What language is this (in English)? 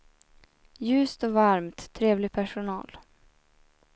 Swedish